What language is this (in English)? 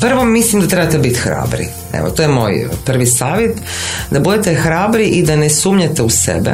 Croatian